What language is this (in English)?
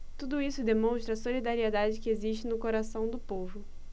Portuguese